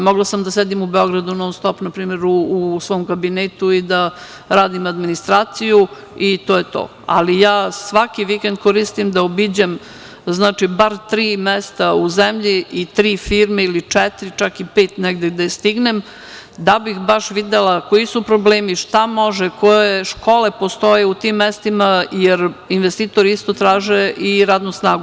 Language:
Serbian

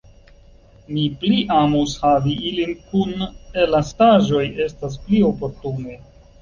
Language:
Esperanto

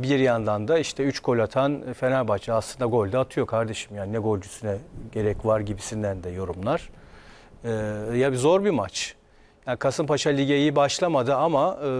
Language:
Turkish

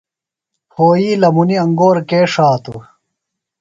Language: Phalura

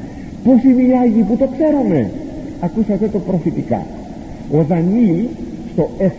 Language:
Greek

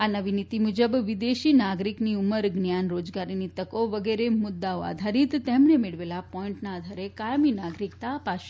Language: Gujarati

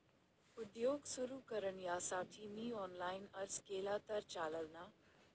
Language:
Marathi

